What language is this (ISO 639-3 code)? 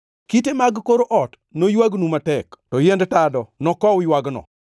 luo